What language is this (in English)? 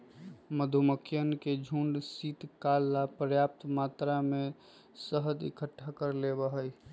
Magahi